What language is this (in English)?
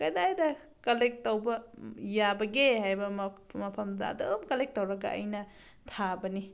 Manipuri